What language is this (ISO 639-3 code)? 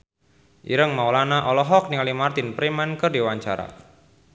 sun